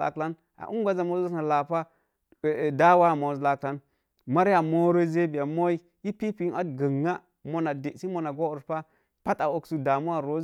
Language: Mom Jango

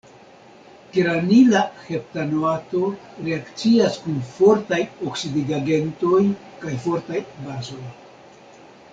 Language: Esperanto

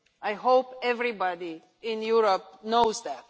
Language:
English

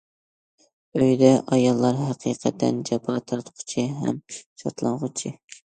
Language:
Uyghur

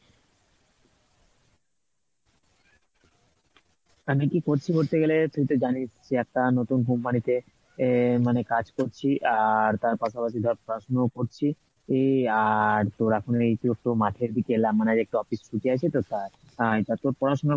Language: Bangla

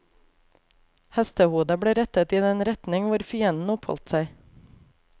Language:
Norwegian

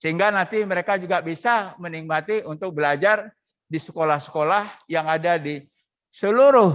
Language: Indonesian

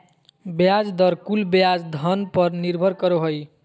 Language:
Magahi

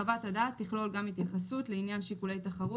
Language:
Hebrew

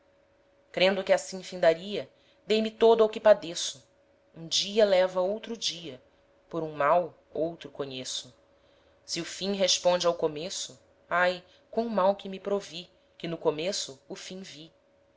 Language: Portuguese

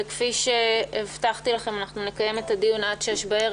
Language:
Hebrew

